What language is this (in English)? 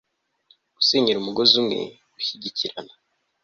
Kinyarwanda